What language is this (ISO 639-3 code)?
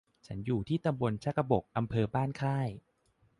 tha